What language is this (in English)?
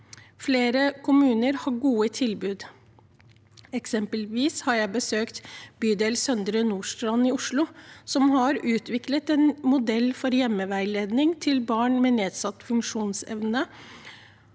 Norwegian